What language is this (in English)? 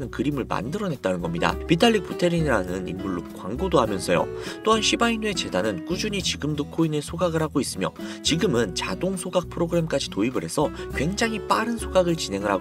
Korean